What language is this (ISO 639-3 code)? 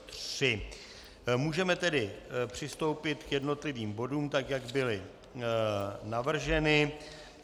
ces